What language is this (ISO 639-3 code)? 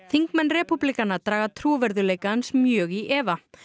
isl